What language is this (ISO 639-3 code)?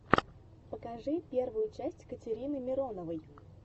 rus